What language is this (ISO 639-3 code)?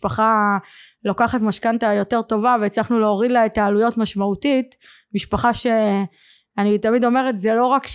heb